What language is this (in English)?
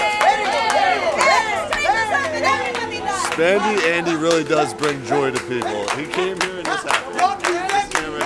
English